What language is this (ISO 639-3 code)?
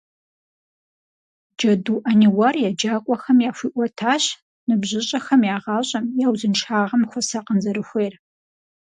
kbd